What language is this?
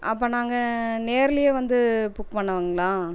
Tamil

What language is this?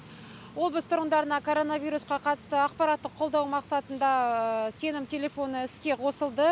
Kazakh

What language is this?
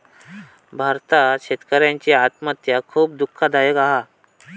Marathi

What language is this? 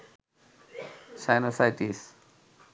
Bangla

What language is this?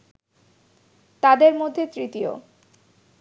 Bangla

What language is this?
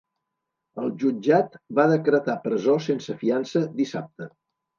Catalan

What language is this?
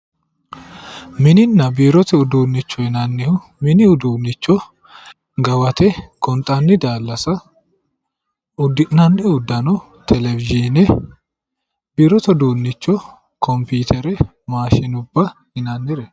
Sidamo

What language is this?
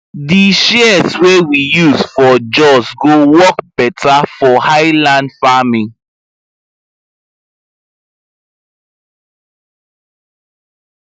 Nigerian Pidgin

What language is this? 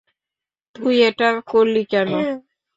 Bangla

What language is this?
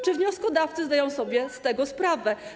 Polish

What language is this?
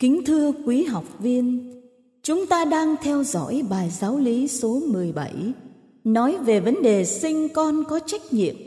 Vietnamese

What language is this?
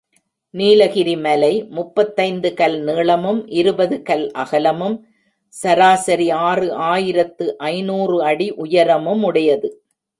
Tamil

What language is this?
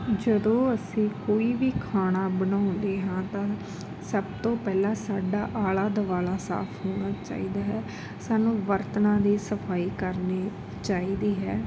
Punjabi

